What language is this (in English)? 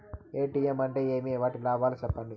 Telugu